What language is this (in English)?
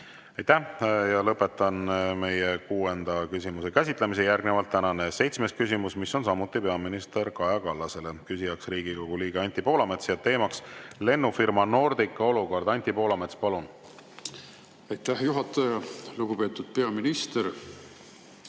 Estonian